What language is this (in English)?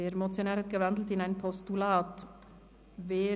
Swiss German